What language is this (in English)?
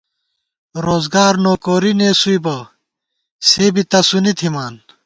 Gawar-Bati